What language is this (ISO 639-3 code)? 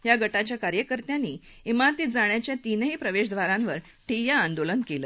mar